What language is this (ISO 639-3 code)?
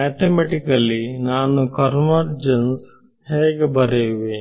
kan